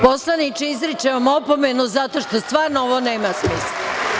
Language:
Serbian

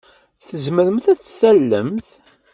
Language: Kabyle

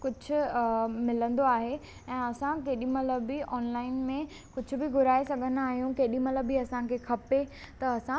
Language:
Sindhi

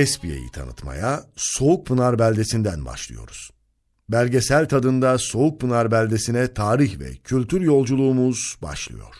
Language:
Turkish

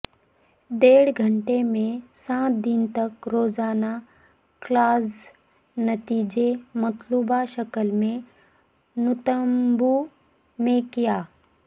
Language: Urdu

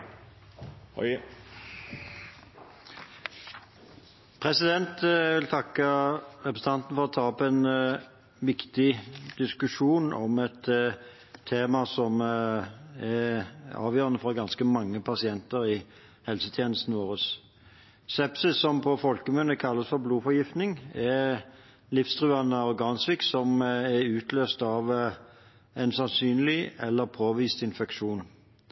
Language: Norwegian Bokmål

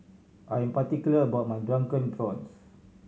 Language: English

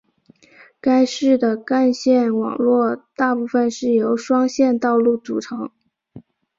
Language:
Chinese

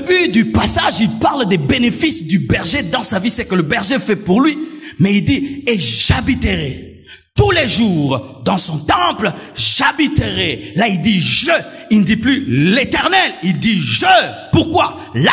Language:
French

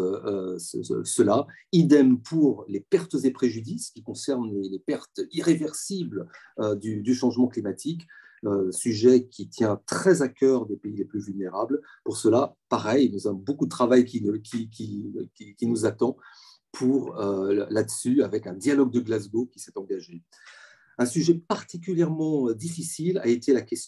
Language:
French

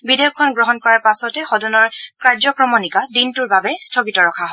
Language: Assamese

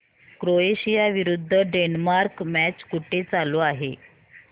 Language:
Marathi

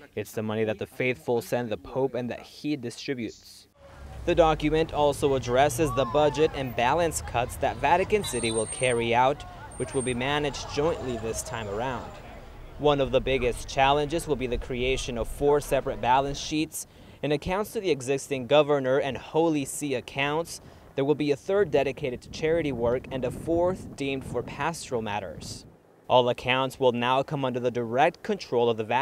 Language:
English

